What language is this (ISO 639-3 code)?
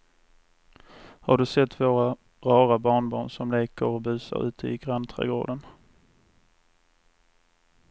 swe